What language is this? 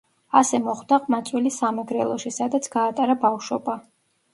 Georgian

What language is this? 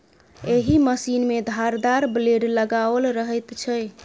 Maithili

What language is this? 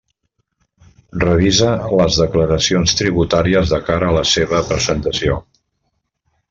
Catalan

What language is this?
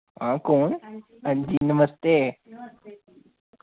Dogri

